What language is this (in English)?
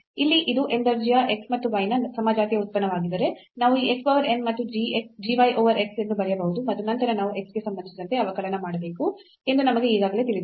Kannada